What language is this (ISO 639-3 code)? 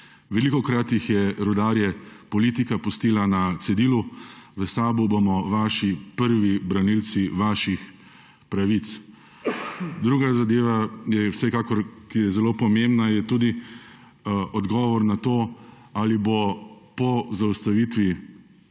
slv